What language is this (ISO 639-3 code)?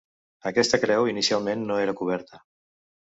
cat